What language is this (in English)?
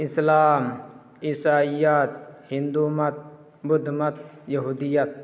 Urdu